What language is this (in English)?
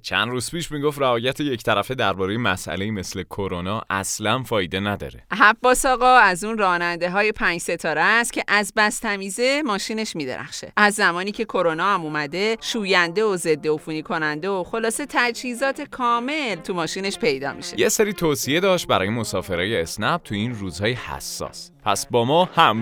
Persian